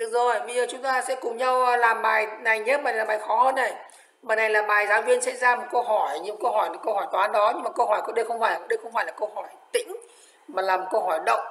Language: Vietnamese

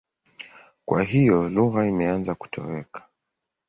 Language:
Swahili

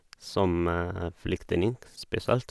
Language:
Norwegian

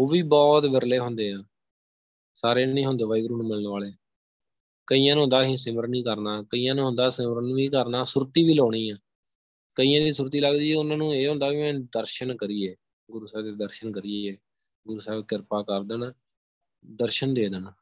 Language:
Punjabi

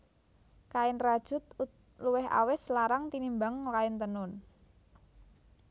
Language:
Javanese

